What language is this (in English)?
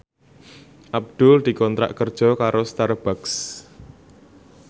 Javanese